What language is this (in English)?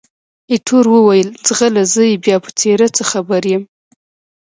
Pashto